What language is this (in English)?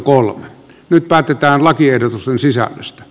Finnish